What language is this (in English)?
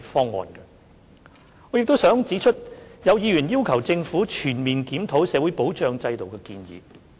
Cantonese